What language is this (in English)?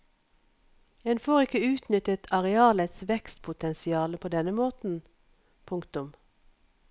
Norwegian